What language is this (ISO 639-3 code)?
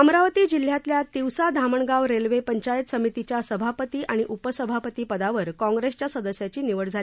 mar